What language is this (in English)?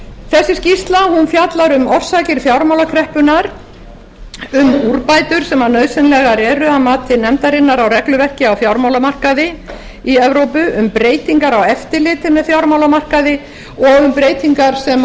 Icelandic